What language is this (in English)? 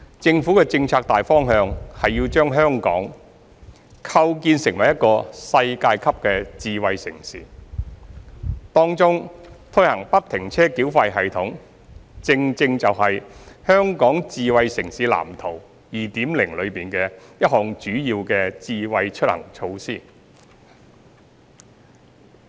Cantonese